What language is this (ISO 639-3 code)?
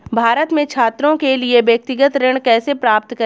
hin